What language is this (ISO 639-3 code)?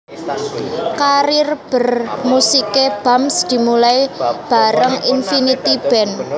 jav